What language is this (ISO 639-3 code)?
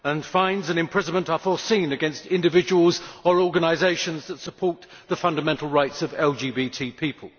eng